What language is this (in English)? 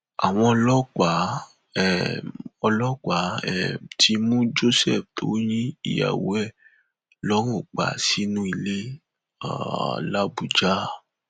Yoruba